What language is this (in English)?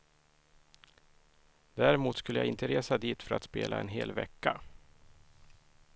Swedish